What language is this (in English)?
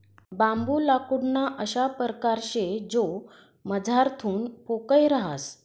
Marathi